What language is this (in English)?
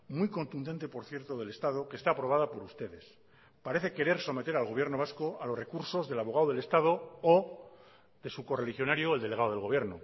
Spanish